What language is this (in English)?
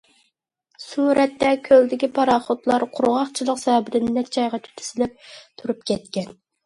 Uyghur